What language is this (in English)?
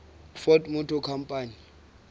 Southern Sotho